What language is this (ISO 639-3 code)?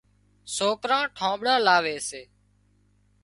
kxp